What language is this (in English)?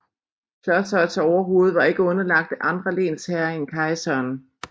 Danish